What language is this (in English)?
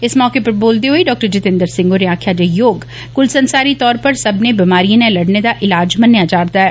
Dogri